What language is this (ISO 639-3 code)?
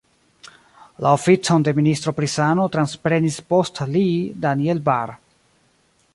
epo